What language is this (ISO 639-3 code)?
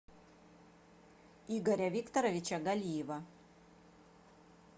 rus